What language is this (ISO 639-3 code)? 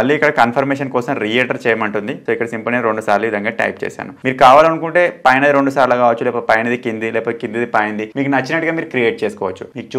tel